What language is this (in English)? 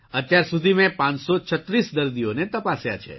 Gujarati